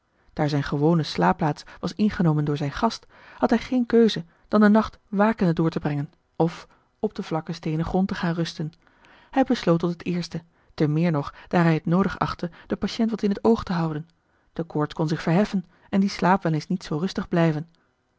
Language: Dutch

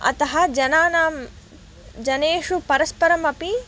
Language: Sanskrit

